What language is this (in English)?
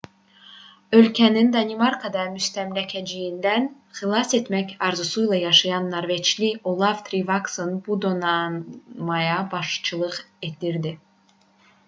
Azerbaijani